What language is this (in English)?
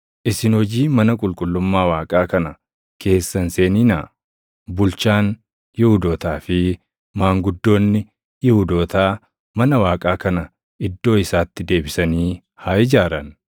Oromo